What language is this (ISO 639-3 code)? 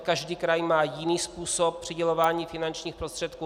ces